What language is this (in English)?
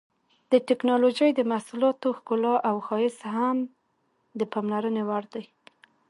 Pashto